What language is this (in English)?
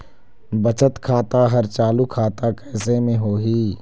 Chhattisgarhi